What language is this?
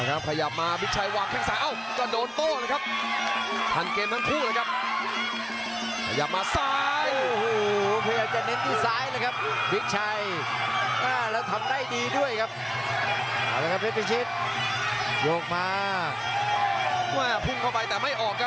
Thai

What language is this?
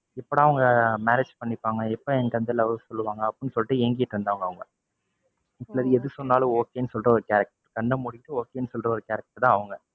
Tamil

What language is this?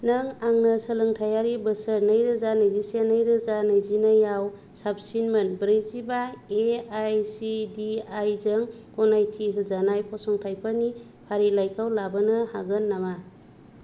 Bodo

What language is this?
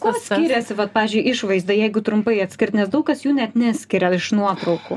Lithuanian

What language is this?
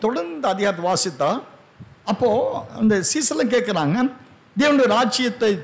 Tamil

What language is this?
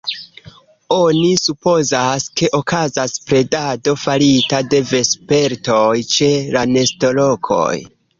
Esperanto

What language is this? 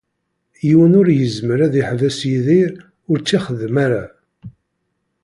Kabyle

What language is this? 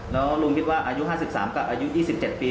Thai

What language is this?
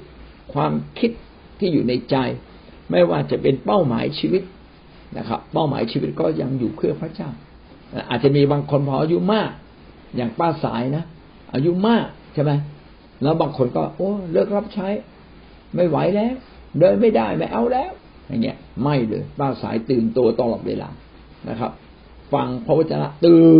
Thai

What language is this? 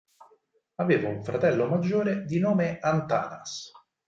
Italian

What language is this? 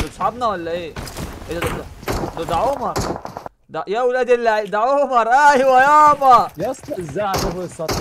Arabic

